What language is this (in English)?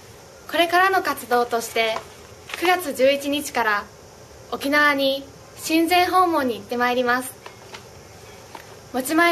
Japanese